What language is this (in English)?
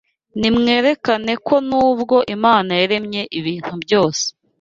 Kinyarwanda